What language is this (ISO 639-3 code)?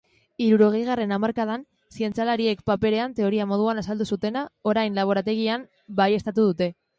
eus